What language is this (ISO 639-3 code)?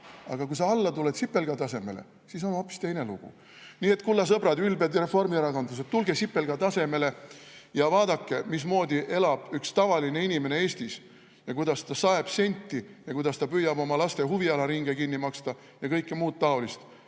est